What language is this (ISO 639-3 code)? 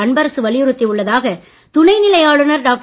tam